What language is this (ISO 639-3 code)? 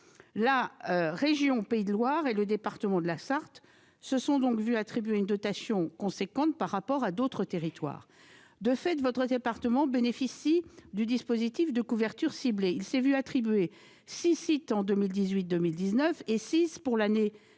fra